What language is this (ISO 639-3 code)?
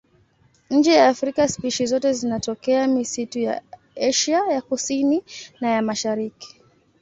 swa